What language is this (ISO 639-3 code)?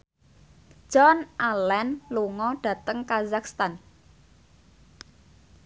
jav